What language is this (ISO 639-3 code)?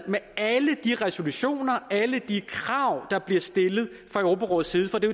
dan